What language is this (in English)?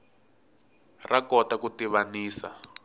Tsonga